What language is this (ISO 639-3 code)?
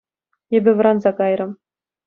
chv